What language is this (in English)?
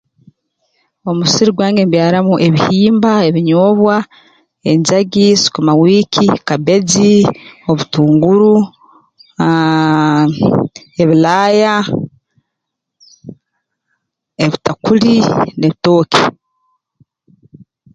Tooro